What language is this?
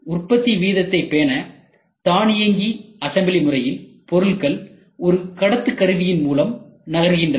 Tamil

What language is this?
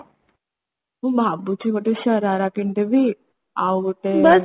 Odia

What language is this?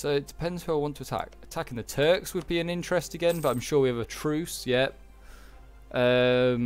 English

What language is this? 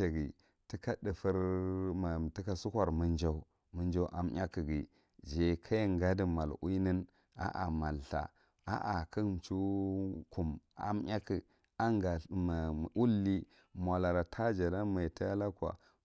Marghi Central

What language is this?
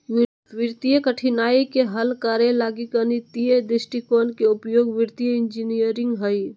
Magahi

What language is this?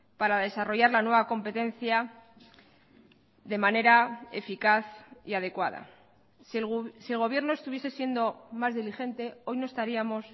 Spanish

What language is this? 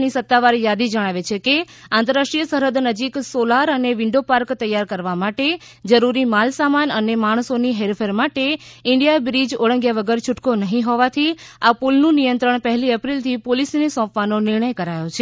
Gujarati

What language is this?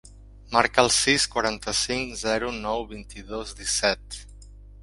Catalan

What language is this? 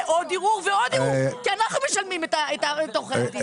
Hebrew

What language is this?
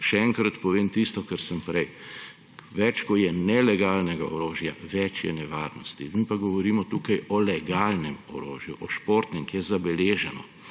Slovenian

